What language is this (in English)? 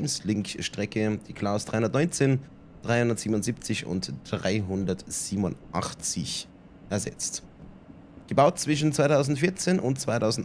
German